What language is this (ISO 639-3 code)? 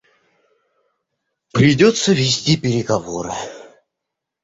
rus